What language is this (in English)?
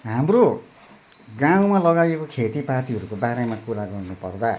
Nepali